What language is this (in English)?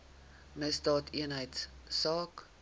Afrikaans